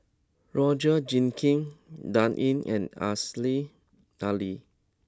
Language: English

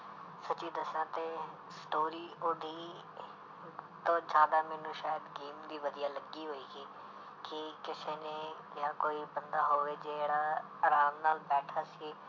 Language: Punjabi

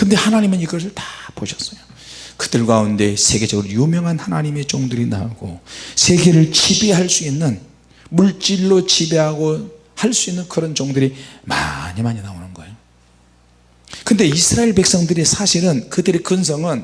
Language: Korean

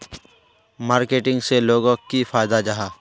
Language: Magahi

